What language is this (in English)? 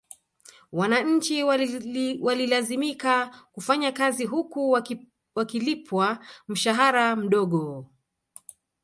Swahili